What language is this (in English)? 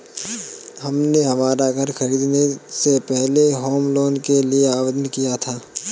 Hindi